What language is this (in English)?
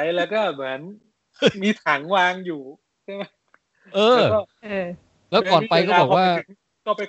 Thai